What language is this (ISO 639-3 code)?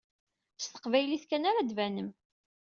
kab